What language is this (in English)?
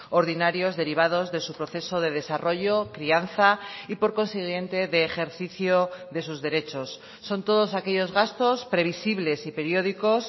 Spanish